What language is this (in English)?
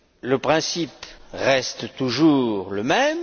French